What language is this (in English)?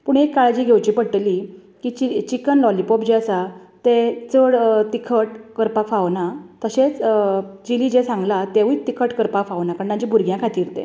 Konkani